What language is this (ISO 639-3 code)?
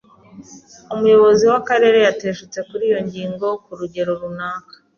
kin